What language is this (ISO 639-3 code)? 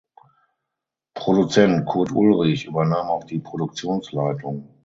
deu